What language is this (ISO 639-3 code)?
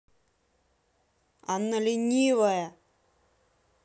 rus